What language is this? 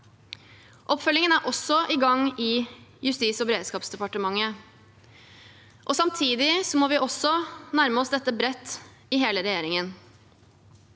Norwegian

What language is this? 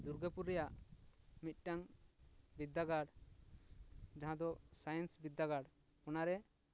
Santali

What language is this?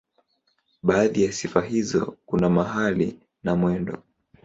Swahili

